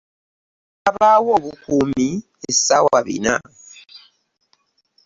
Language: Ganda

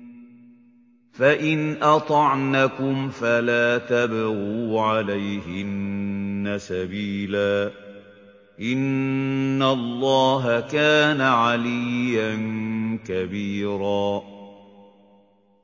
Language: Arabic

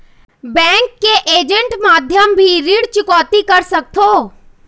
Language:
Chhattisgarhi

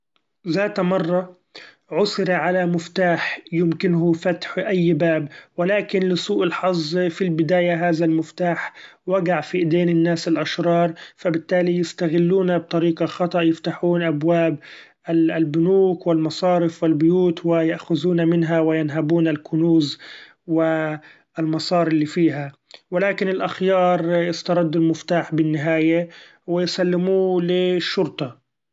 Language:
Gulf Arabic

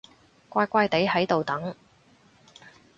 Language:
Cantonese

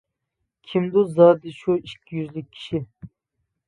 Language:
Uyghur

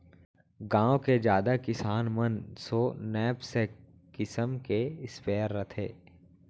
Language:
Chhattisgarhi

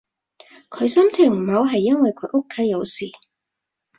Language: Cantonese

